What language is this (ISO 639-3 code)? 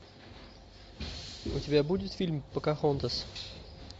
rus